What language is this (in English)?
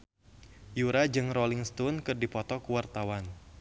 Sundanese